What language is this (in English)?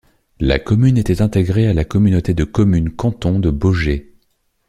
French